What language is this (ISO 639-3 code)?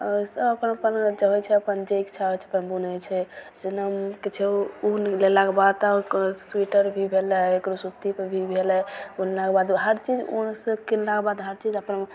mai